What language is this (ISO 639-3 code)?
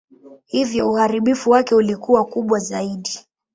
swa